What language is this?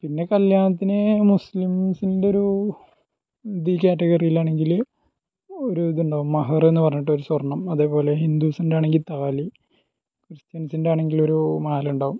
Malayalam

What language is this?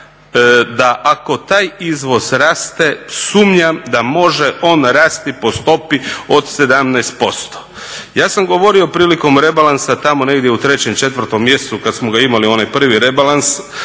Croatian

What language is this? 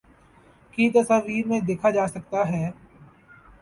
Urdu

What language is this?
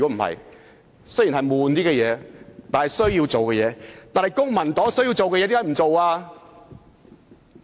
Cantonese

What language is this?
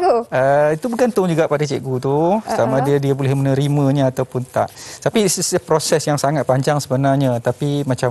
Malay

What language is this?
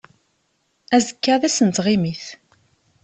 Kabyle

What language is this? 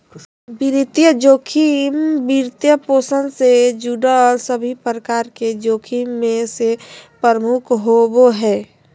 Magahi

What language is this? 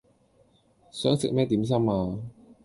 Cantonese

